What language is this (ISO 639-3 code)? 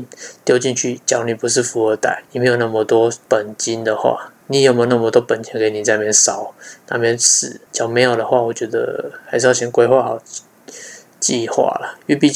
zho